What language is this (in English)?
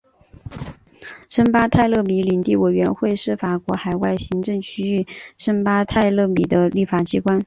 Chinese